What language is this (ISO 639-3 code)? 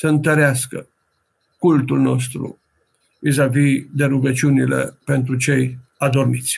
ron